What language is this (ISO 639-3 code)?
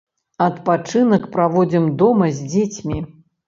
bel